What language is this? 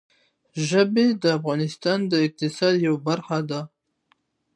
Pashto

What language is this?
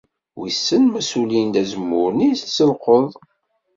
Kabyle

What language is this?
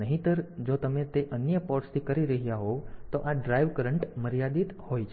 Gujarati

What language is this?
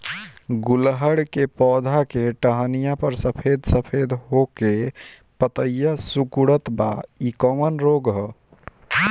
Bhojpuri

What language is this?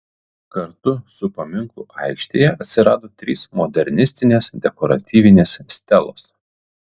Lithuanian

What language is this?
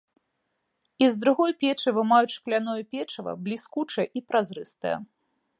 Belarusian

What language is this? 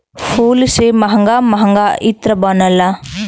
Bhojpuri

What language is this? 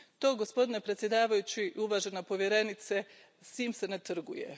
Croatian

